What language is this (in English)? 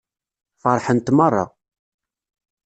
Kabyle